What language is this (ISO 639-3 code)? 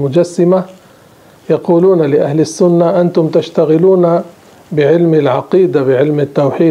ara